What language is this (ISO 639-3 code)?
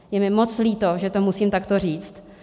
ces